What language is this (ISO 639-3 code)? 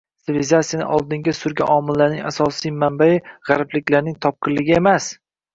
uzb